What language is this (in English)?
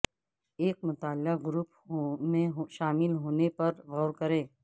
Urdu